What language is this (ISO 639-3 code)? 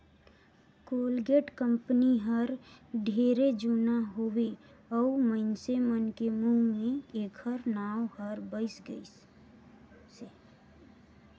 hne